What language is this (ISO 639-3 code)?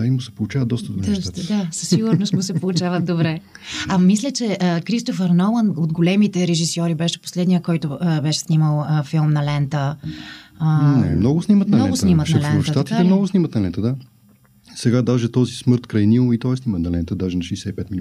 bul